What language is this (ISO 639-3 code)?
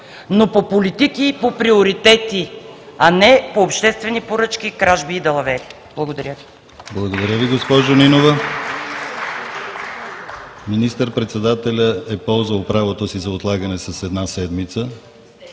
bul